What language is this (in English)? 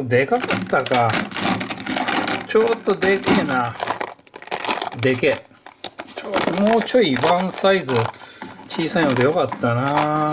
Japanese